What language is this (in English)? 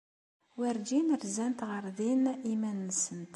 Kabyle